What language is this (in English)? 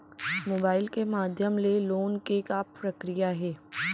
Chhattisgarhi